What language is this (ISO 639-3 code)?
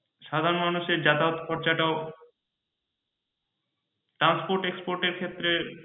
ben